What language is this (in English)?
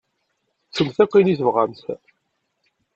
Kabyle